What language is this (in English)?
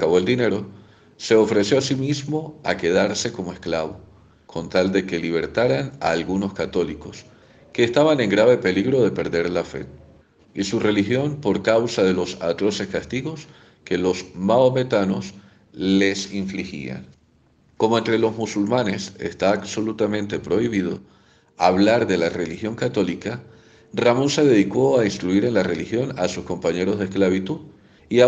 Spanish